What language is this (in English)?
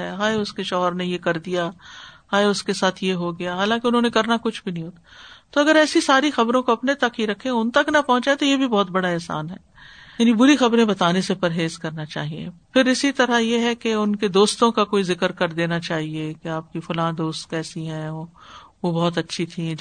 Urdu